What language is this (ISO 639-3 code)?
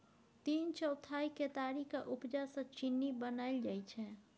mai